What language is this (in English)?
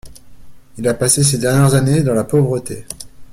French